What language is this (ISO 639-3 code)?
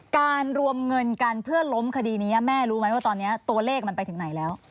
tha